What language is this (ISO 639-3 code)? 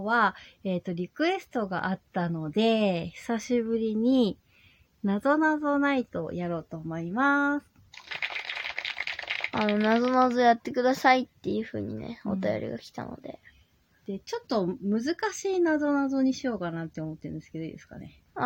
jpn